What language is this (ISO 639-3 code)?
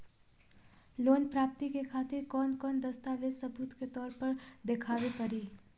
bho